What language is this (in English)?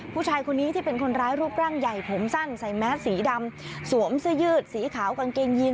Thai